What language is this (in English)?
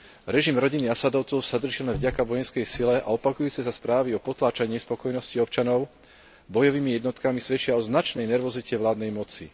Slovak